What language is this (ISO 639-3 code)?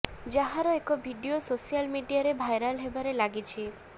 ori